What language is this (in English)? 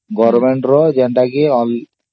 Odia